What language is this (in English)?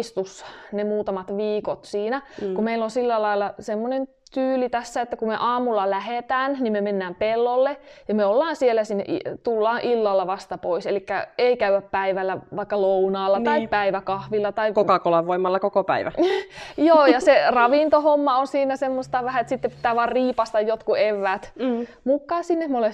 Finnish